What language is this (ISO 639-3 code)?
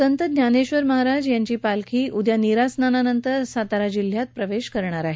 mar